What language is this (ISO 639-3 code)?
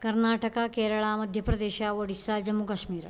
san